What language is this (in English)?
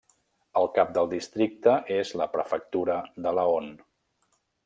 Catalan